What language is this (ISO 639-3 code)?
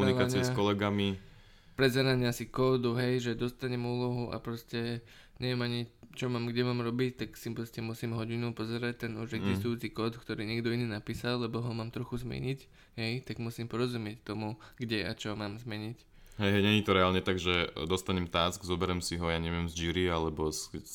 slk